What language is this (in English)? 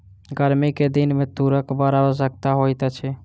Maithili